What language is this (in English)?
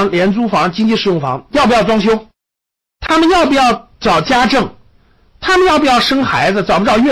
Chinese